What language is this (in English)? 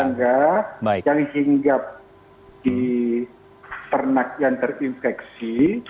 Indonesian